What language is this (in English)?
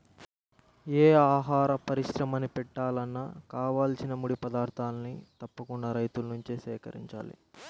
Telugu